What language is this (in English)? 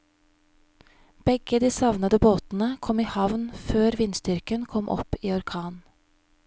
Norwegian